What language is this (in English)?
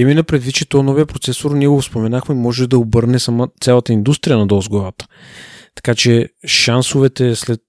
Bulgarian